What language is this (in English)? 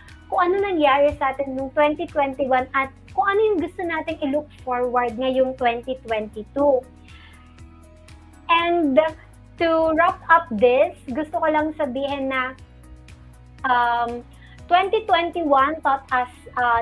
Filipino